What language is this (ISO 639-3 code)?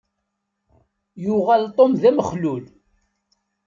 kab